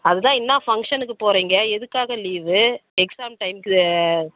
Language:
Tamil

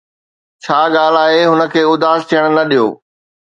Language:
Sindhi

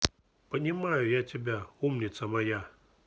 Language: Russian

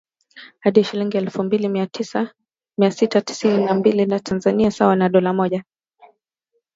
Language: Swahili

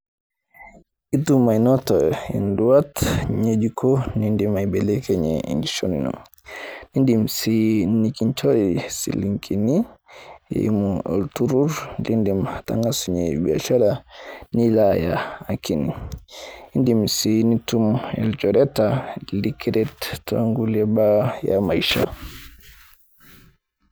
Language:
Masai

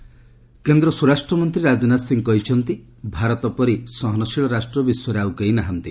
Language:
Odia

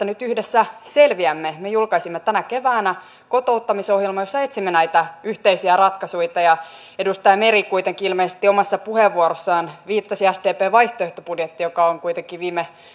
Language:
Finnish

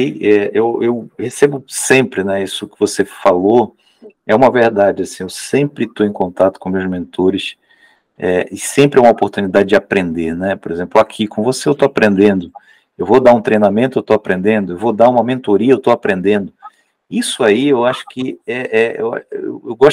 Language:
Portuguese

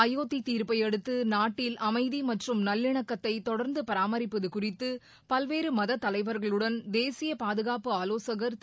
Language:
Tamil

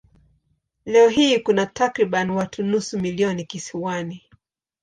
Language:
Swahili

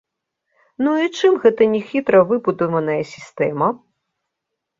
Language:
Belarusian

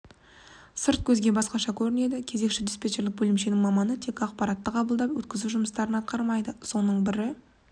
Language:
Kazakh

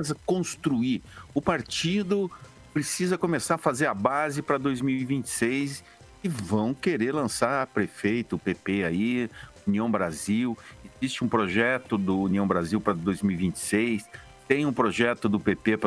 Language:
Portuguese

